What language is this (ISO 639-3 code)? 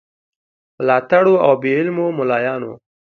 pus